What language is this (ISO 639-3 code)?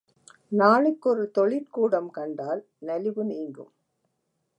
tam